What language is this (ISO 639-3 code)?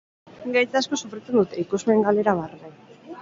eus